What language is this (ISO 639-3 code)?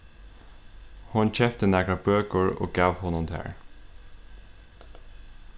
fao